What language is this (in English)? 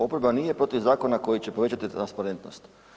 Croatian